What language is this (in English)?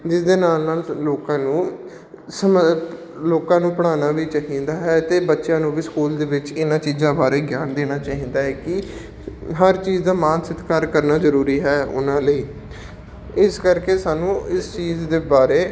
Punjabi